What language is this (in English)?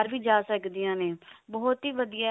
Punjabi